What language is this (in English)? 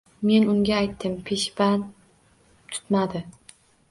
Uzbek